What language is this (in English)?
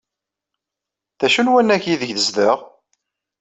Kabyle